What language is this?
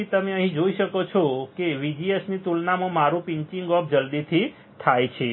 Gujarati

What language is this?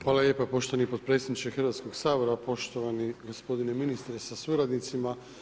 Croatian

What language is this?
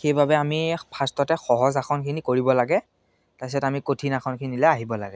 Assamese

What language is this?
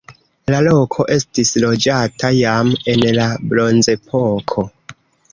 Esperanto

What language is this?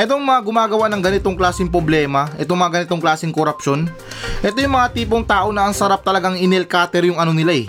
Filipino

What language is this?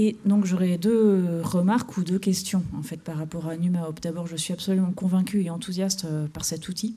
French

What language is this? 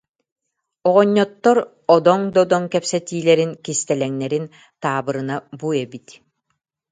Yakut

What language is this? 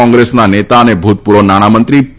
Gujarati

